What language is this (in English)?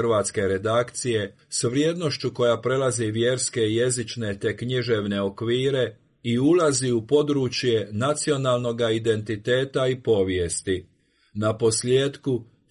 Croatian